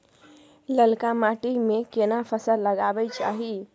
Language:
Maithili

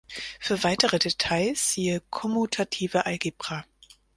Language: German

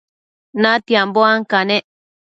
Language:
Matsés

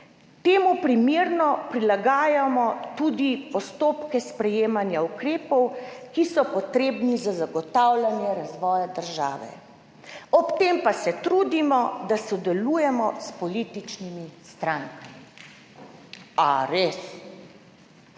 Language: Slovenian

